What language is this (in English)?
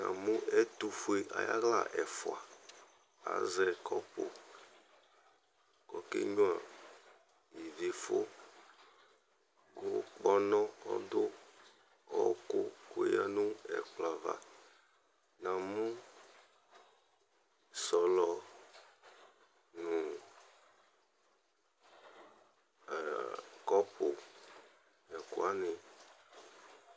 Ikposo